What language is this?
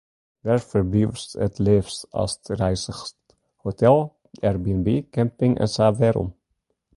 Western Frisian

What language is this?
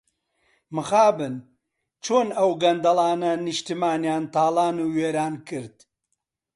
Central Kurdish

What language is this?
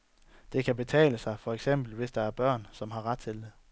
Danish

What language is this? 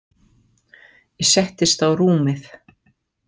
Icelandic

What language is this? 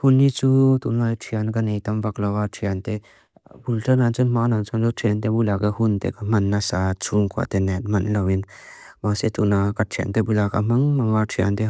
Mizo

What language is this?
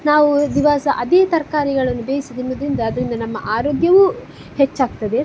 Kannada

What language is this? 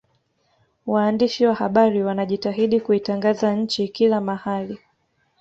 Swahili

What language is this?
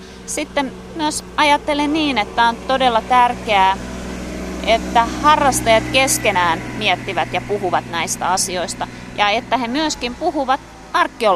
Finnish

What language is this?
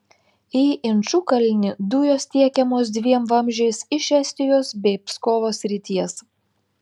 Lithuanian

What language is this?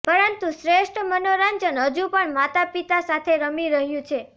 Gujarati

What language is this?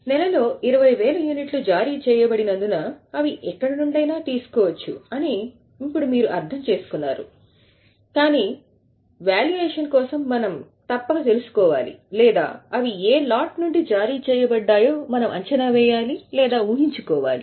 Telugu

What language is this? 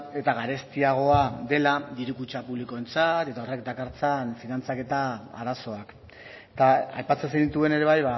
Basque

